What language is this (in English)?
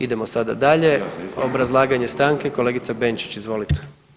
Croatian